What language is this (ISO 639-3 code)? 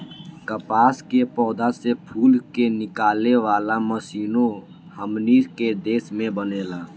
bho